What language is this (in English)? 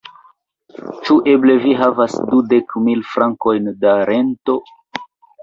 Esperanto